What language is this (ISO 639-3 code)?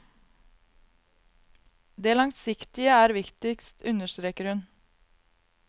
nor